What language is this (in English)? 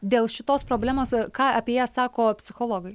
Lithuanian